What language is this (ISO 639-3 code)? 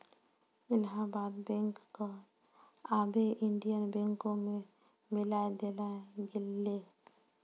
mai